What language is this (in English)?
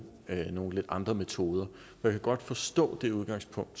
Danish